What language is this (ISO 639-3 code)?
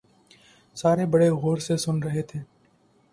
urd